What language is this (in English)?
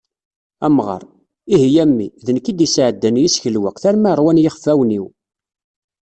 Kabyle